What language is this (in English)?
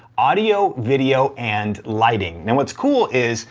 English